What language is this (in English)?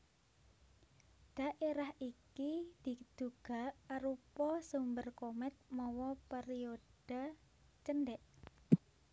Javanese